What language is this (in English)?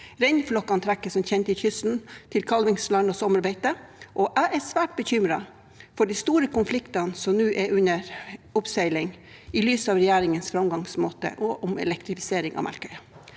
Norwegian